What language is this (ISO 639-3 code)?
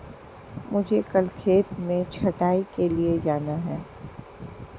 hin